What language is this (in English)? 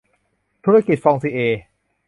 Thai